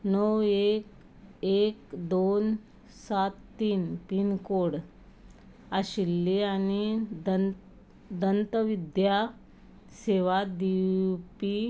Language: Konkani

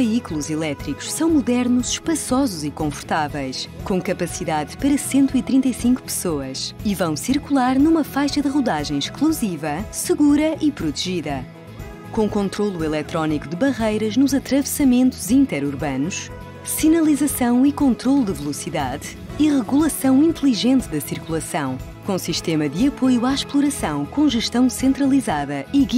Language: Portuguese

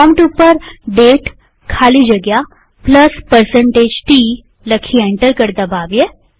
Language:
Gujarati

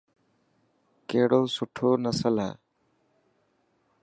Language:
Dhatki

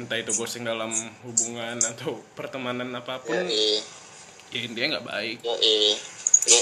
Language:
Indonesian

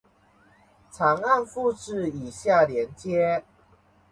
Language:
Chinese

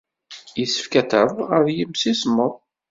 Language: Kabyle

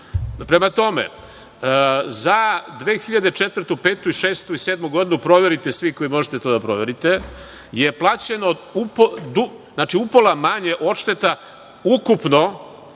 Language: Serbian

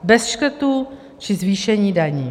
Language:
Czech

